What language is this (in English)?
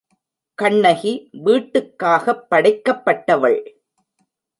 Tamil